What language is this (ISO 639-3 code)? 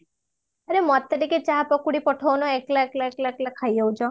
ori